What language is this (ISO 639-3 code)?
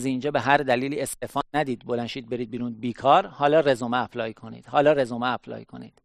fas